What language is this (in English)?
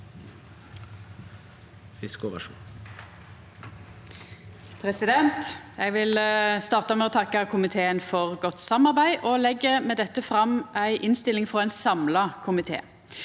Norwegian